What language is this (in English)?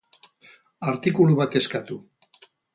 Basque